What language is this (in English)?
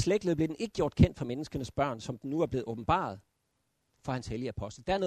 Danish